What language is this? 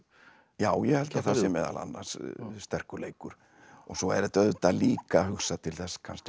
Icelandic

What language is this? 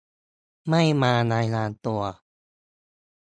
Thai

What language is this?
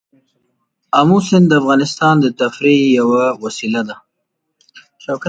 Pashto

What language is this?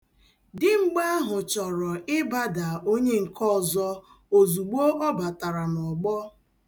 Igbo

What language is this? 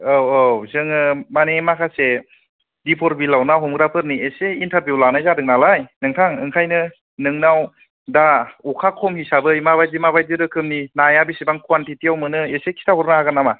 Bodo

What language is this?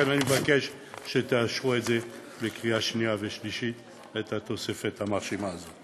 Hebrew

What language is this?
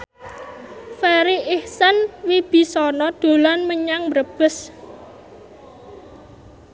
Javanese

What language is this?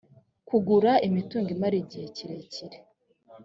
Kinyarwanda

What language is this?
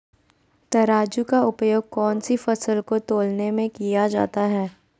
Magahi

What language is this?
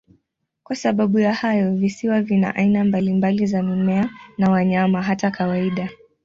Swahili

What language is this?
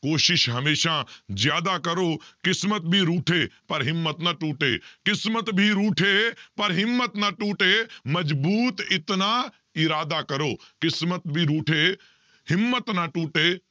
Punjabi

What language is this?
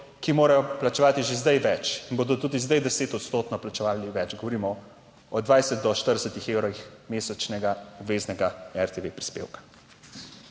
Slovenian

